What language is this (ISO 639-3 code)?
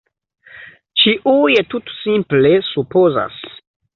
epo